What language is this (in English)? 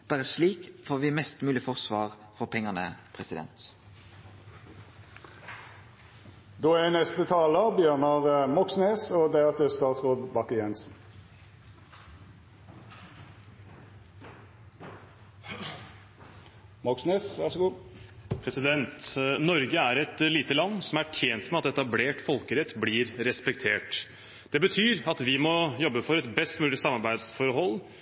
Norwegian